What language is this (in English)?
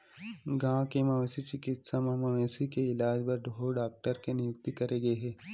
Chhattisgarhi